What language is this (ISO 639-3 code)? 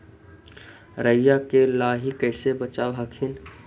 mag